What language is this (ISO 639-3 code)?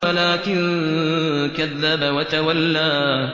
ara